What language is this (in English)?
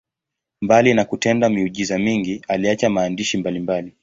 Swahili